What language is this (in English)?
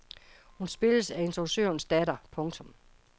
Danish